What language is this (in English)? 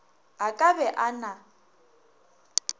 Northern Sotho